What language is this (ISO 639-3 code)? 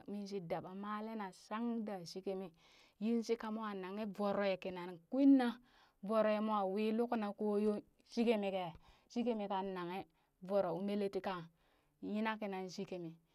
bys